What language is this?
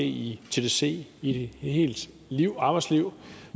Danish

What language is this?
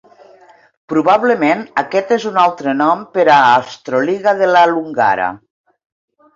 Catalan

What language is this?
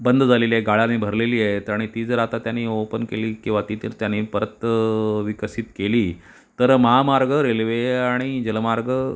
Marathi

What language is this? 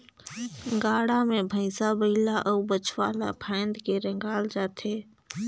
Chhattisgarhi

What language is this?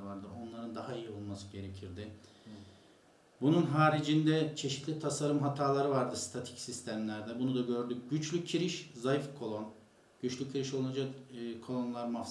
Turkish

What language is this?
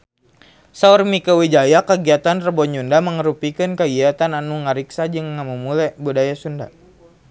Sundanese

